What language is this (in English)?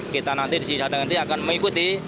Indonesian